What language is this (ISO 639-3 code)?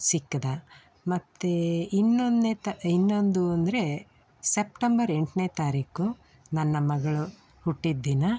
kan